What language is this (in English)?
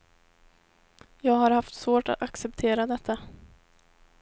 Swedish